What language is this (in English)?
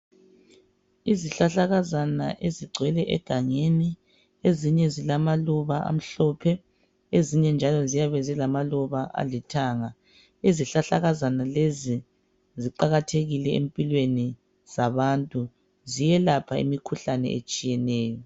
North Ndebele